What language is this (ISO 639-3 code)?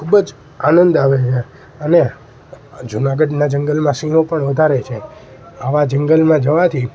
guj